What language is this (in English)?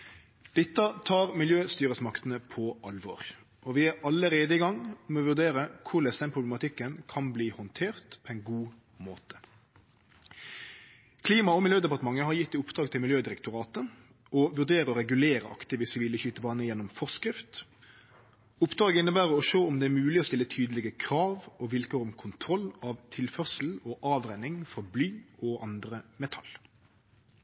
Norwegian Nynorsk